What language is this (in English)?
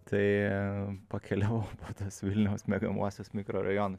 Lithuanian